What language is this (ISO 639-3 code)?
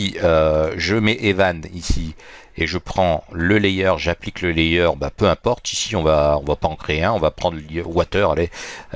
fra